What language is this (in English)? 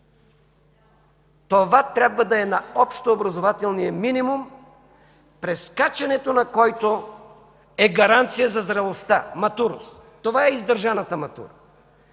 Bulgarian